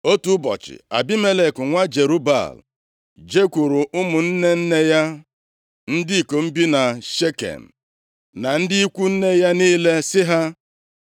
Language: Igbo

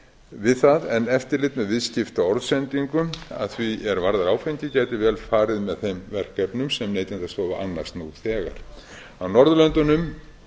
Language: Icelandic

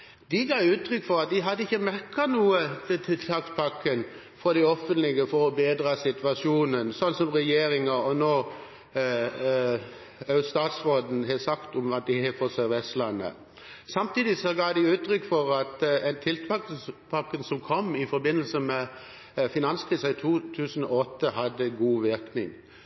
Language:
Norwegian Bokmål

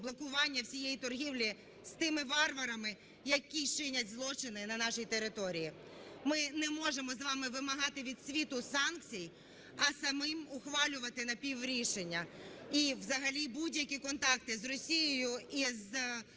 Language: Ukrainian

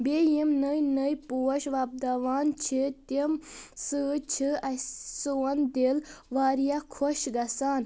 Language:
Kashmiri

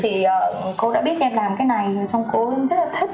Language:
Vietnamese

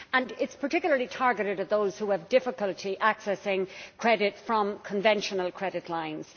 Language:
English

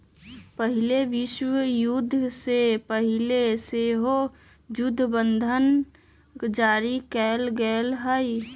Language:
Magahi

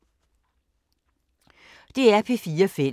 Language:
Danish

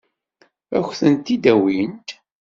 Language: Kabyle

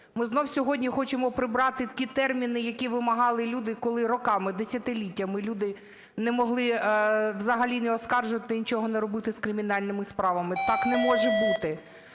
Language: Ukrainian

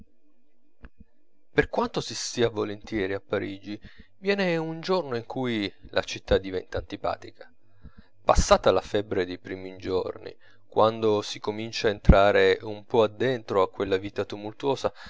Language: Italian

